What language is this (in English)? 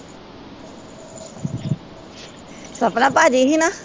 Punjabi